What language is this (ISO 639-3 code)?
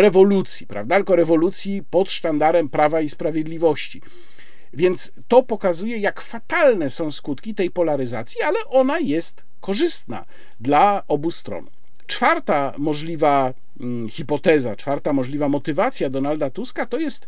pol